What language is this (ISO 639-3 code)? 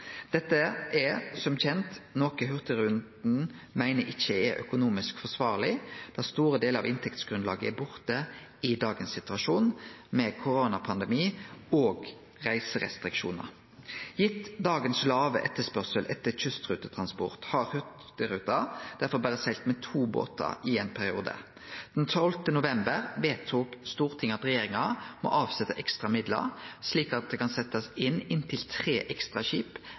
nno